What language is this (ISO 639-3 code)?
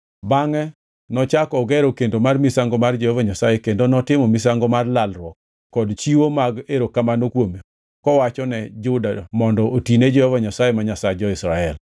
luo